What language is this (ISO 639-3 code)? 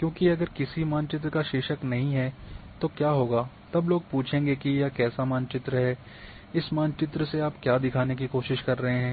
hin